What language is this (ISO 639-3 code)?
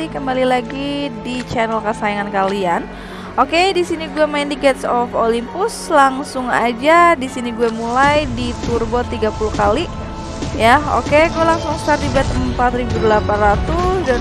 ind